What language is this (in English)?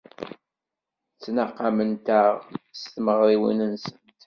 Kabyle